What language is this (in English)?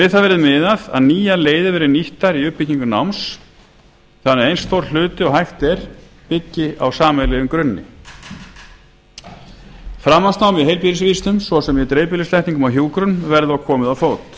Icelandic